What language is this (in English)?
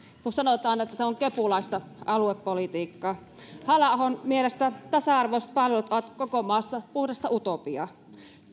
Finnish